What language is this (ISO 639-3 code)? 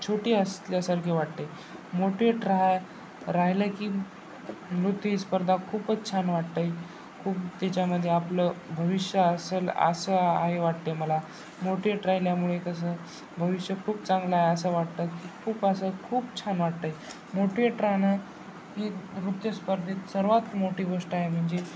mar